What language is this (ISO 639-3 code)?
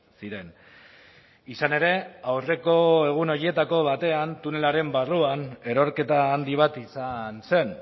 eus